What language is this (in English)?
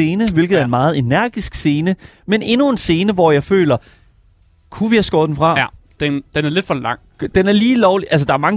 Danish